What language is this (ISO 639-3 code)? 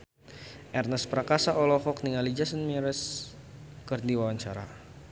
sun